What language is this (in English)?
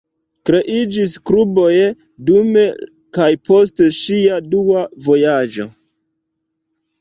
Esperanto